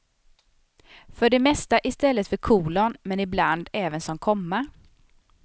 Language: Swedish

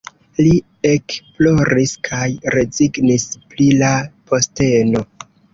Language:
Esperanto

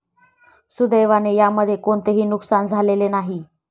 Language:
Marathi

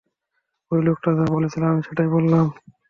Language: Bangla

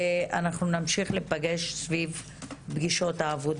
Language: Hebrew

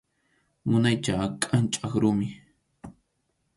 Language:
Arequipa-La Unión Quechua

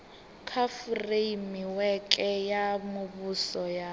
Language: Venda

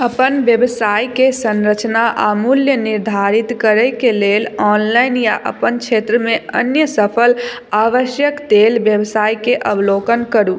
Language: Maithili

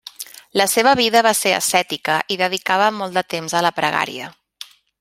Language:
Catalan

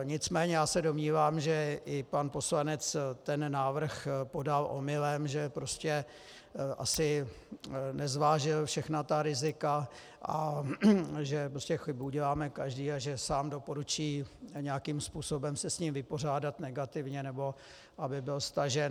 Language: Czech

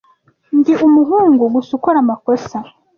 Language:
Kinyarwanda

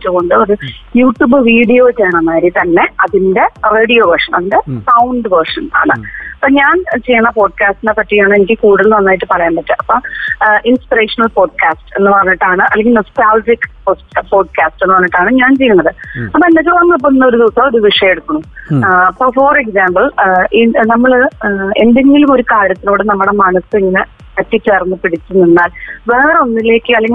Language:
Malayalam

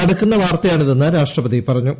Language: Malayalam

